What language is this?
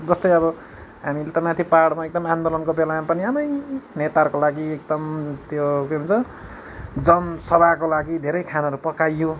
Nepali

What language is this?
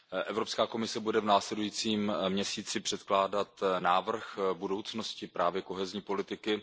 Czech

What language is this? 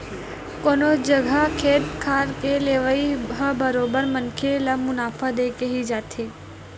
Chhattisgarhi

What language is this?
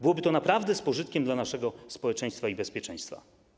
Polish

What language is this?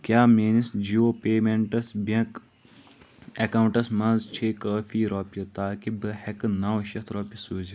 Kashmiri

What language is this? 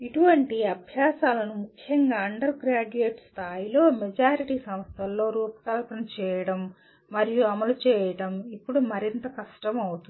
Telugu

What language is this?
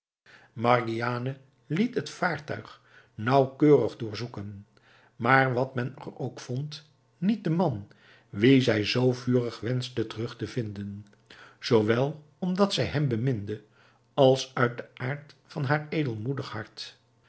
Dutch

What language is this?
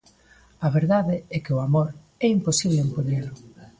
Galician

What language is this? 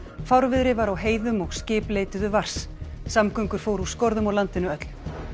Icelandic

